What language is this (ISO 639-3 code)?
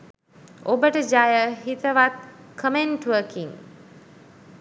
sin